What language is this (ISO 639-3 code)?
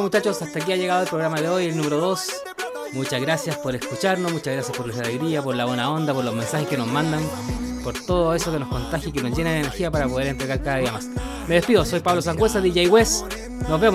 spa